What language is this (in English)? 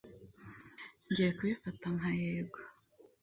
Kinyarwanda